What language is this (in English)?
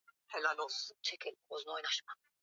Swahili